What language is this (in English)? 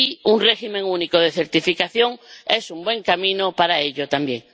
Spanish